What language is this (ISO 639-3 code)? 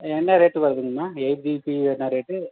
tam